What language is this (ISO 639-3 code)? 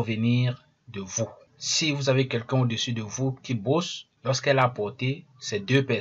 fra